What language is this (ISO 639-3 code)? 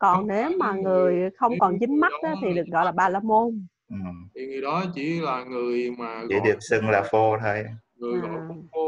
vie